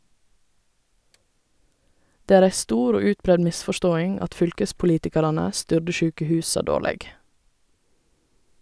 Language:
Norwegian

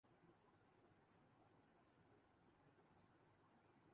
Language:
Urdu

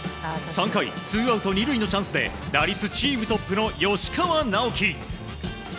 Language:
Japanese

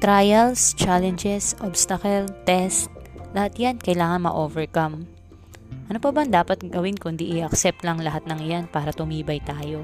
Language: Filipino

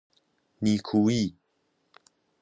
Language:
Persian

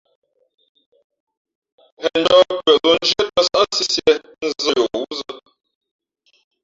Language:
Fe'fe'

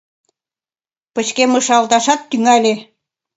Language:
Mari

